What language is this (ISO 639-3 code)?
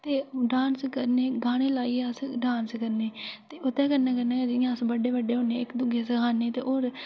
doi